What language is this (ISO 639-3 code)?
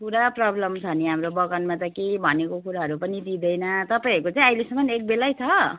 nep